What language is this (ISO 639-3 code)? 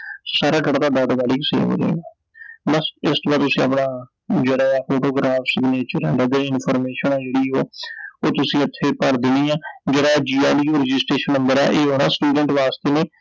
pan